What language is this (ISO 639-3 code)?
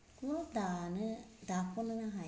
brx